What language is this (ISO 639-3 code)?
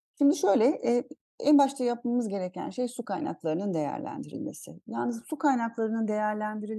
tur